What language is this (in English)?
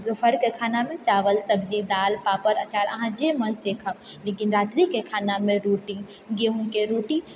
Maithili